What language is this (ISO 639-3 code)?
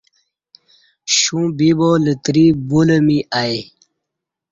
bsh